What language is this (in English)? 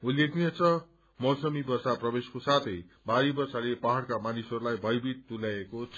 Nepali